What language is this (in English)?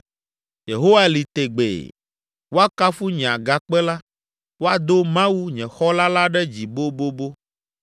Ewe